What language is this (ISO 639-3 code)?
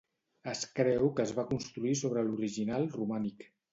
cat